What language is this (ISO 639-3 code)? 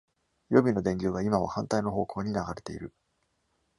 jpn